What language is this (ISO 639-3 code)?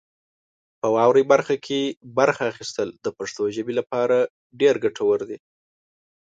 pus